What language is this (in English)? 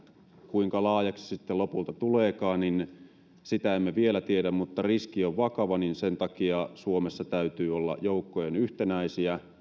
Finnish